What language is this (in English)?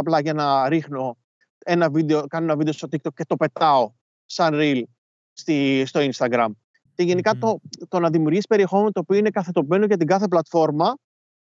Greek